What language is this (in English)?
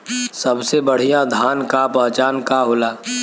Bhojpuri